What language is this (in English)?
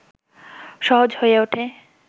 Bangla